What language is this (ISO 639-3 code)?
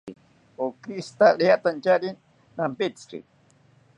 cpy